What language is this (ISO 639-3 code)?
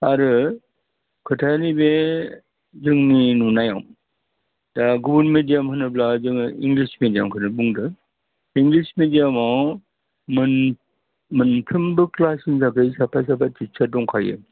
brx